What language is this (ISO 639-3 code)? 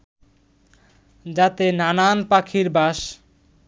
ben